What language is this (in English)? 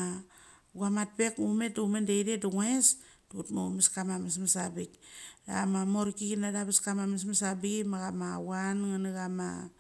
Mali